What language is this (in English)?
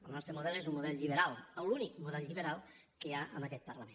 Catalan